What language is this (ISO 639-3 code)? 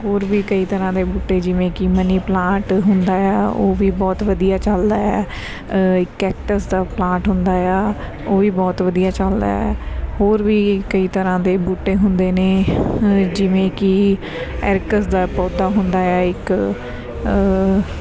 pan